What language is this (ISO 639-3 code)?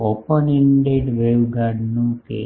guj